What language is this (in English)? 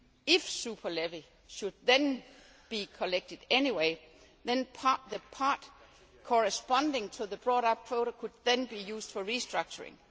English